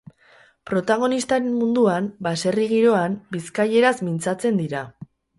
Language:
Basque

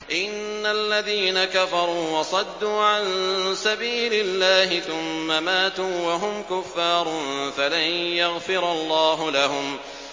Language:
Arabic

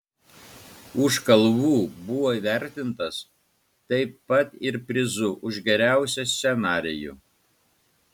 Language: Lithuanian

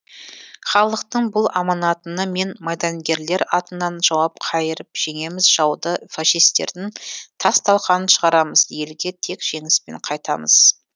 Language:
Kazakh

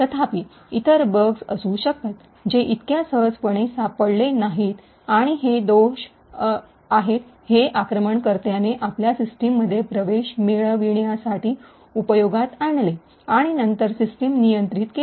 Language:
Marathi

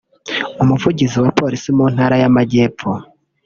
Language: Kinyarwanda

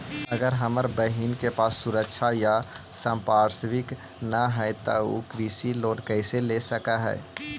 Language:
Magahi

